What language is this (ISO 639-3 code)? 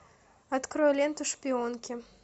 rus